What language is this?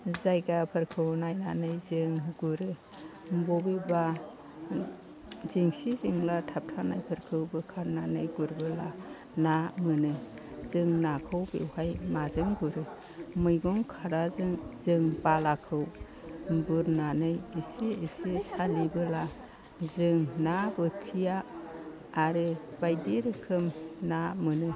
Bodo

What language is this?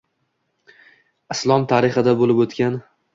Uzbek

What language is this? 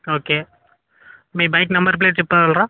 Telugu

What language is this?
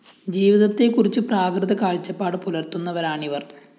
Malayalam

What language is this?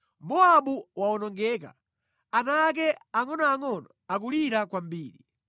Nyanja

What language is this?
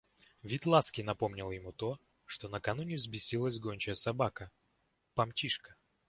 Russian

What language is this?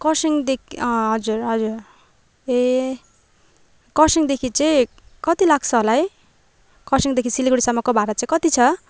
Nepali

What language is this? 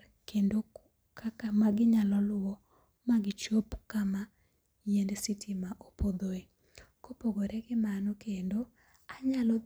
Luo (Kenya and Tanzania)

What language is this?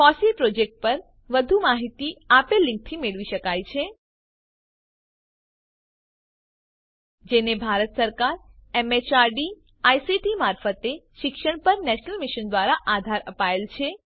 Gujarati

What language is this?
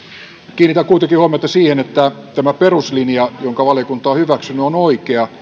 Finnish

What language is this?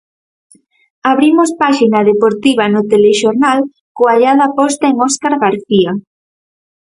Galician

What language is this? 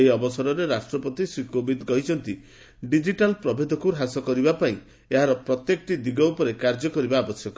Odia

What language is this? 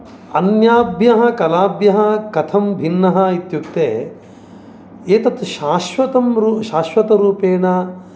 Sanskrit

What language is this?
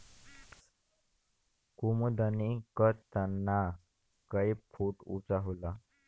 Bhojpuri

